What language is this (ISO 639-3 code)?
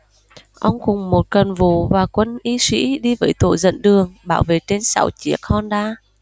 vie